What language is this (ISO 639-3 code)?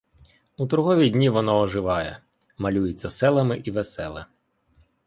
ukr